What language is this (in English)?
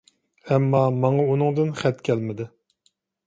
Uyghur